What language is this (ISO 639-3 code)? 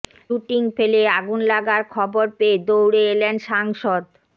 ben